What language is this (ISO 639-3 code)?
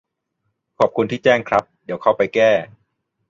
tha